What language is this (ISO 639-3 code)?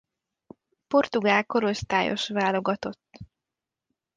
hun